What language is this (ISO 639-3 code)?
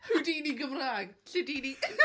cym